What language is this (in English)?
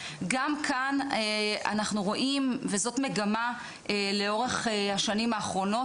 Hebrew